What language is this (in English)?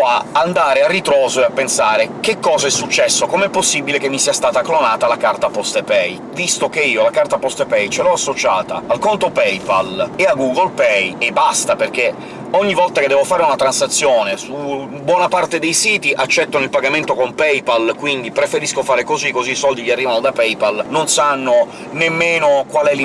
Italian